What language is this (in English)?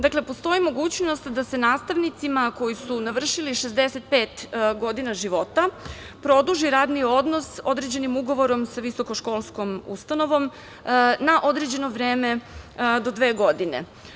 Serbian